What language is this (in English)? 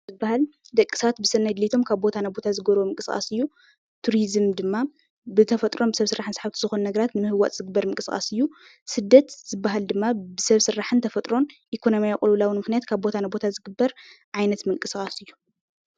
Tigrinya